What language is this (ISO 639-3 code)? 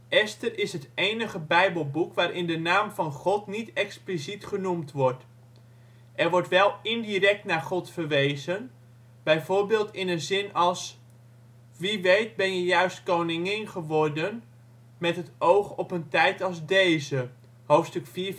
nld